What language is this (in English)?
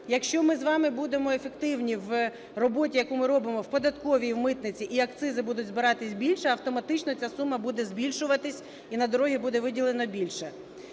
Ukrainian